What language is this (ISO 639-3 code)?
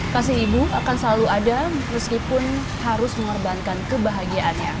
ind